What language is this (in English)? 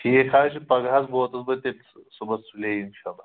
Kashmiri